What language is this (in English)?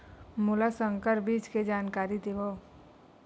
Chhattisgarhi